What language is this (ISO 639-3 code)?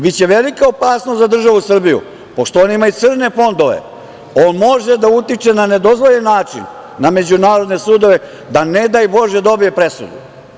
srp